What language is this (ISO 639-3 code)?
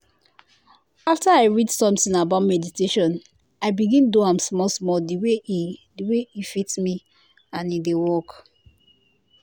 pcm